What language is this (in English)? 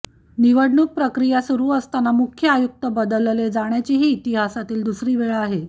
Marathi